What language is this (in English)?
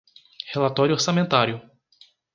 Portuguese